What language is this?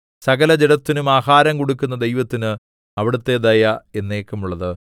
Malayalam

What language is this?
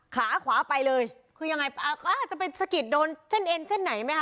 Thai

